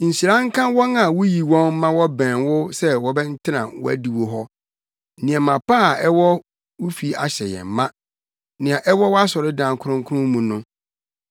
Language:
Akan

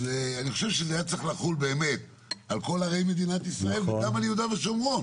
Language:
Hebrew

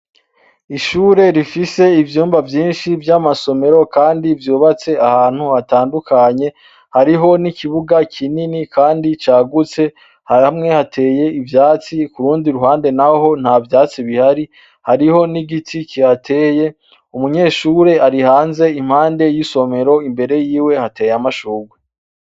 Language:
Rundi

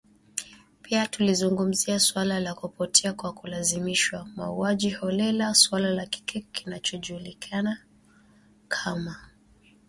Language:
Swahili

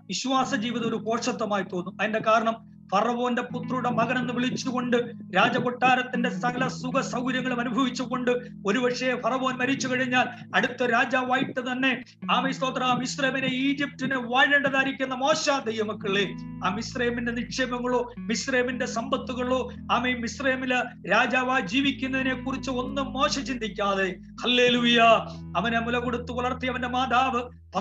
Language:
Malayalam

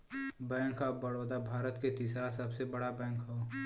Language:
Bhojpuri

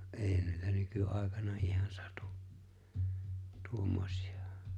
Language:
Finnish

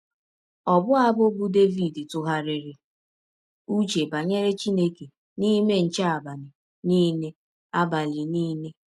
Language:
Igbo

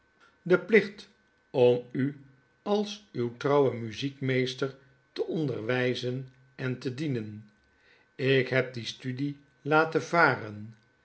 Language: Dutch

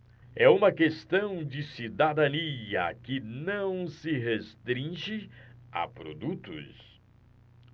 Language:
Portuguese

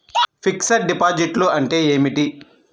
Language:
Telugu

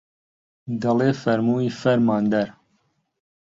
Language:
Central Kurdish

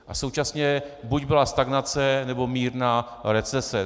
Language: Czech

